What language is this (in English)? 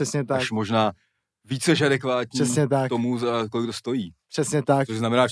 Czech